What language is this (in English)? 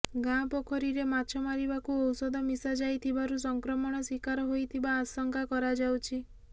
Odia